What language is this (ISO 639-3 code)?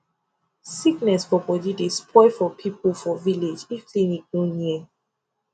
pcm